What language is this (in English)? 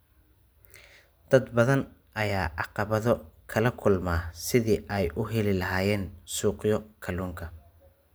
Somali